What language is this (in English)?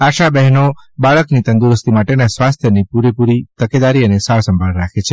Gujarati